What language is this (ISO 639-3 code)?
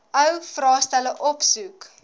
afr